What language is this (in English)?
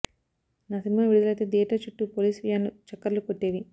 Telugu